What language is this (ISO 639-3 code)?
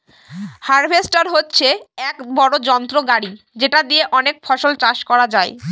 ben